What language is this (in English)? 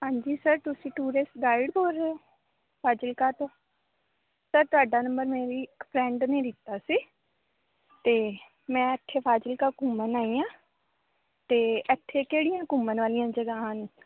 Punjabi